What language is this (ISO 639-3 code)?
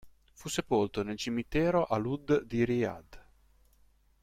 ita